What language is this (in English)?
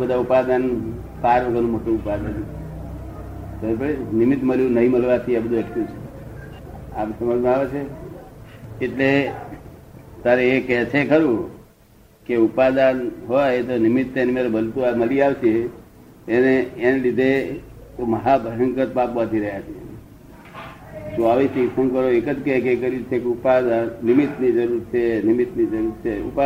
Gujarati